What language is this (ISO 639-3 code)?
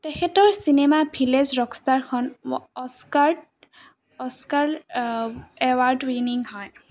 asm